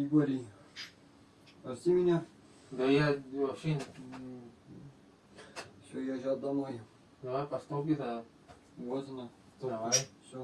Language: Russian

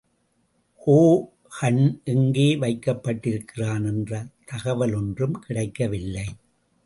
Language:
Tamil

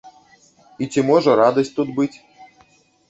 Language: Belarusian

